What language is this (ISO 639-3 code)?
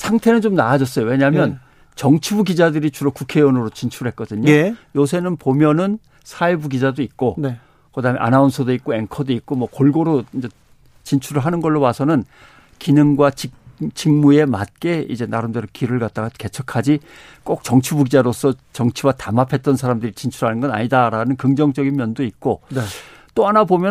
kor